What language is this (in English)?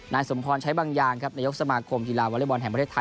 Thai